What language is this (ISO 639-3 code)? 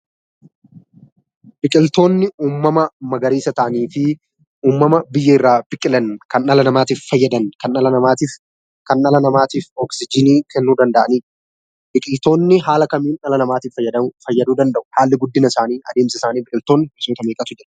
orm